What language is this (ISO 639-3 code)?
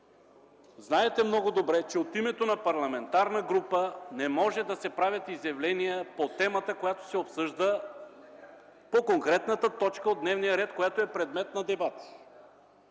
bul